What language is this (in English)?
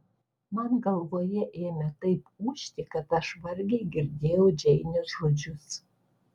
Lithuanian